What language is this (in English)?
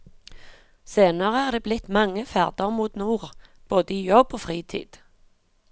Norwegian